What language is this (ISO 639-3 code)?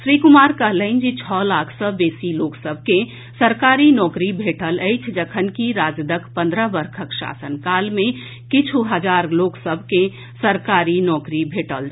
mai